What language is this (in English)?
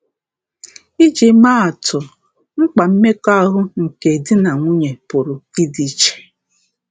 Igbo